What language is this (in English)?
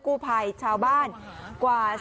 Thai